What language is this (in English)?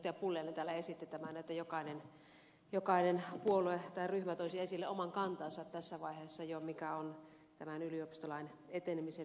Finnish